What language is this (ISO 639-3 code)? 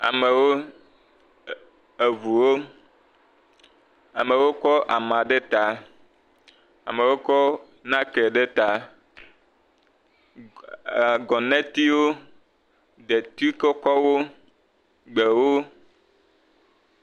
ewe